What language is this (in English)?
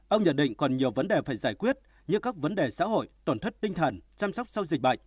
Vietnamese